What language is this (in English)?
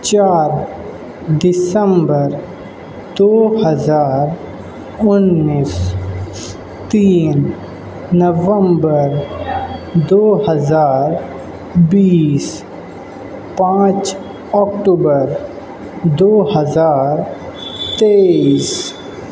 Urdu